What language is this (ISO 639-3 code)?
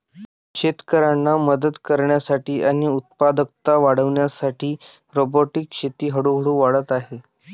mar